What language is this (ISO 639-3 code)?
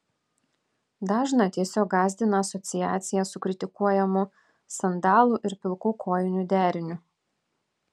lit